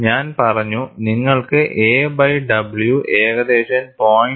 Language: Malayalam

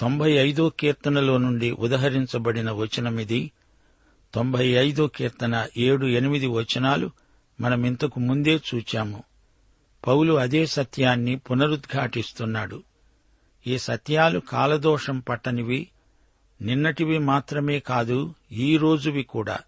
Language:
Telugu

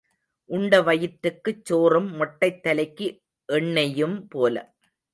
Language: Tamil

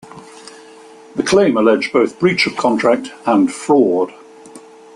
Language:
English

